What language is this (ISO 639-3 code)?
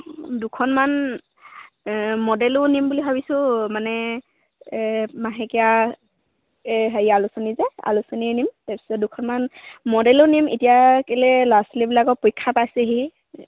asm